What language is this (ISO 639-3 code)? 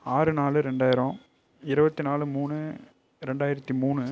tam